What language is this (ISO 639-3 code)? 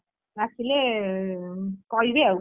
ori